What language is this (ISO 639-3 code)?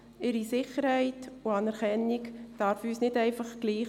gsw